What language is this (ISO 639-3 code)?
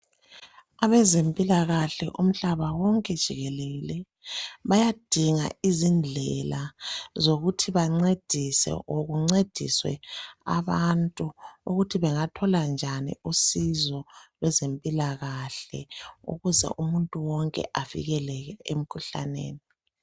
nde